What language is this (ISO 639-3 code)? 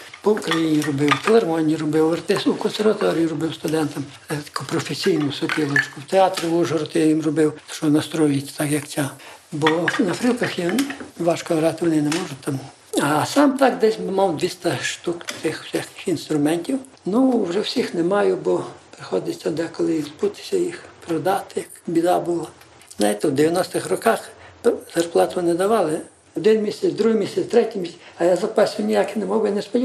ukr